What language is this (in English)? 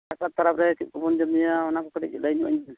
Santali